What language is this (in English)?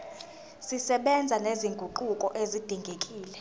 Zulu